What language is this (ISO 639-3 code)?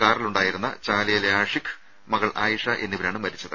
mal